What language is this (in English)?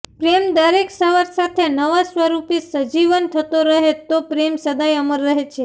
Gujarati